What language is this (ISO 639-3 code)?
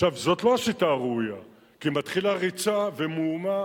heb